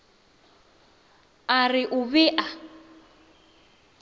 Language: Northern Sotho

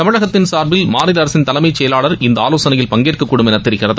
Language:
Tamil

